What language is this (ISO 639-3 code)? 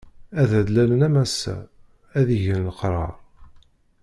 kab